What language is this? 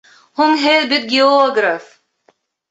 Bashkir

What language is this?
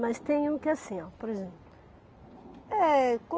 Portuguese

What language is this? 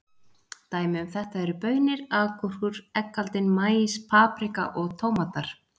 Icelandic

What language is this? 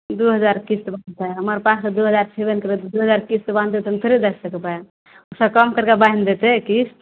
Maithili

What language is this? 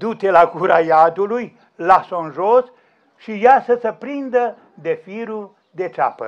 Romanian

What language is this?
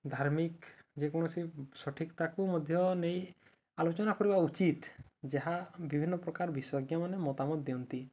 Odia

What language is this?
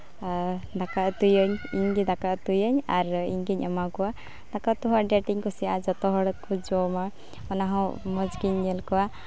Santali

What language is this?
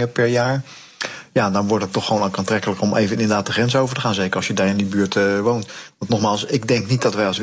Dutch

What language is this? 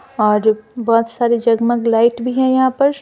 Hindi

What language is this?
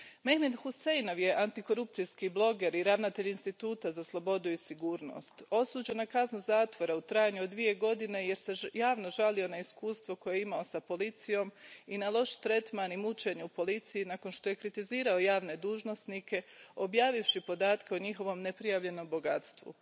Croatian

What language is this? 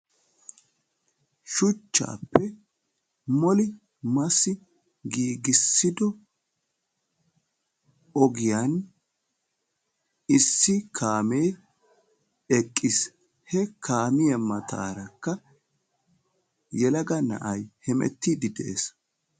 Wolaytta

